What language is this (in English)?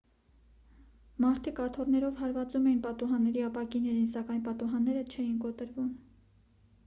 Armenian